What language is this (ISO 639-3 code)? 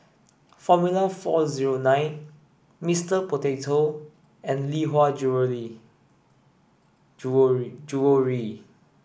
eng